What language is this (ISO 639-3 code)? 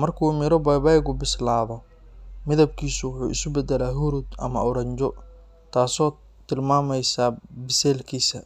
som